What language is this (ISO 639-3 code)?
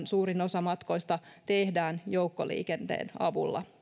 fin